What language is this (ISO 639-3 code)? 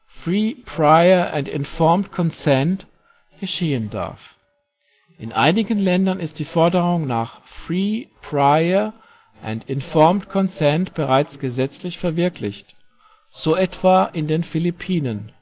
deu